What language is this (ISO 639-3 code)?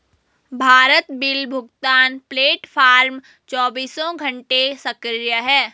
hin